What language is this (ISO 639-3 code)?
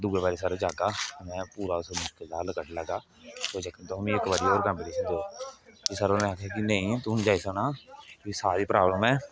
doi